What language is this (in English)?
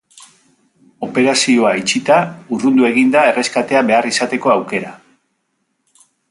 Basque